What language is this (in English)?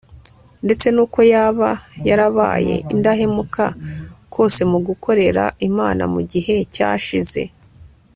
Kinyarwanda